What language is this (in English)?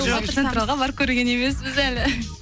Kazakh